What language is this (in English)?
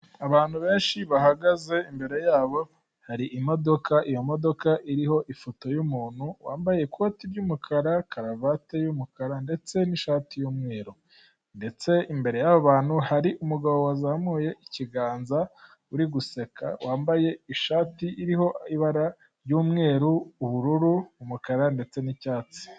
Kinyarwanda